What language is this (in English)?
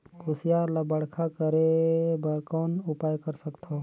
Chhattisgarhi